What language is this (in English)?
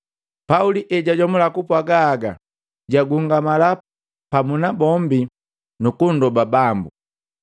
Matengo